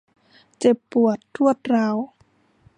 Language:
Thai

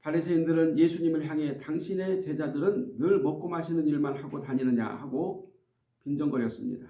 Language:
Korean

